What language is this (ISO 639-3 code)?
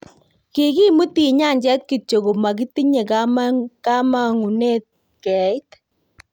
kln